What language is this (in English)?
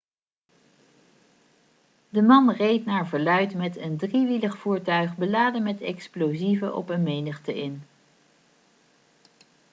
Dutch